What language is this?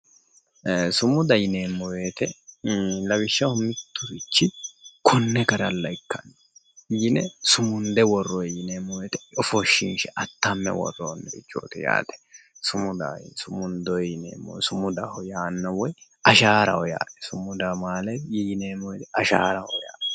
Sidamo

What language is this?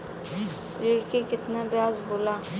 Bhojpuri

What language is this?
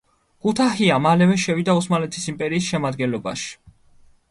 Georgian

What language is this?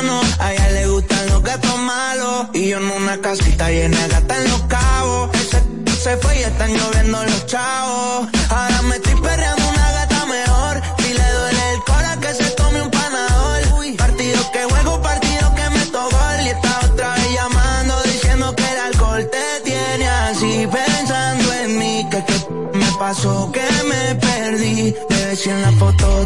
Spanish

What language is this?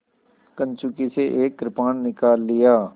Hindi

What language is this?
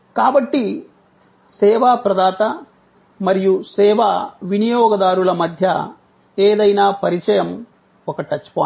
Telugu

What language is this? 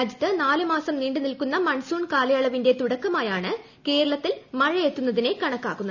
Malayalam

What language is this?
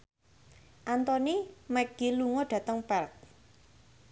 Javanese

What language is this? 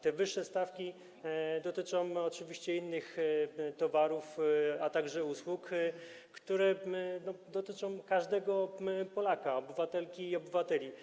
Polish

